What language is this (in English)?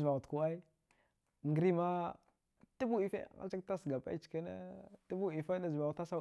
Dghwede